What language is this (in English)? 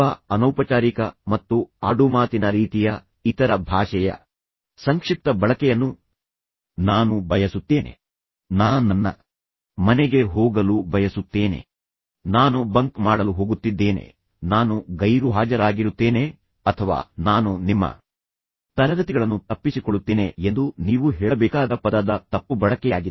Kannada